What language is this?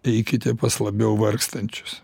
Lithuanian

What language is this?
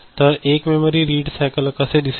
Marathi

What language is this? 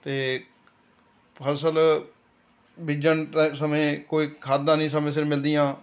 Punjabi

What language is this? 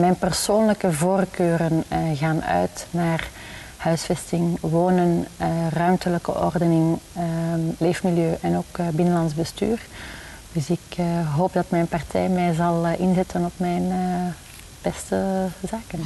Dutch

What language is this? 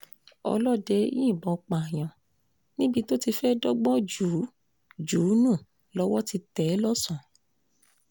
Yoruba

